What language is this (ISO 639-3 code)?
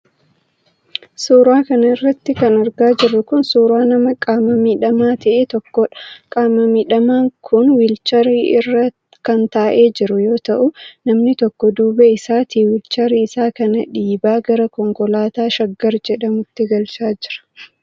orm